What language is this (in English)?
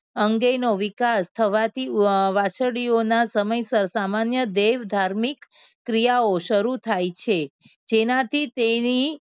Gujarati